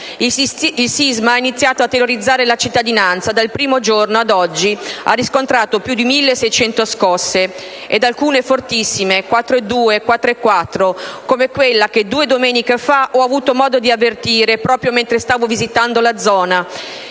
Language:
Italian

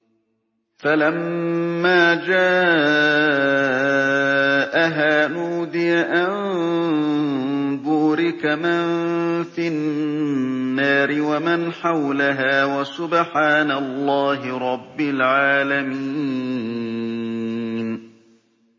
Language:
Arabic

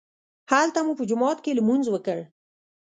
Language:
Pashto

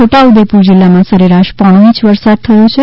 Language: Gujarati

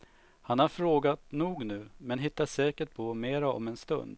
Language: Swedish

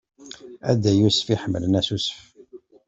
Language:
Kabyle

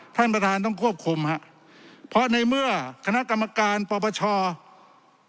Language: Thai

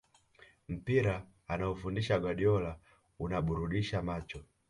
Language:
Swahili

